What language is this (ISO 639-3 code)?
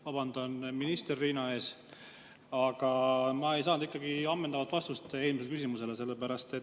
est